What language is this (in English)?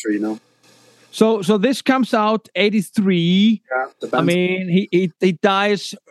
English